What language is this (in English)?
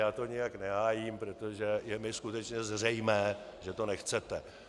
Czech